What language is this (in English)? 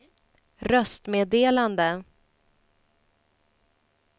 Swedish